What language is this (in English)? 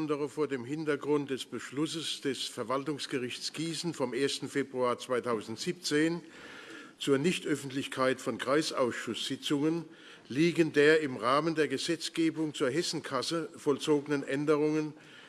German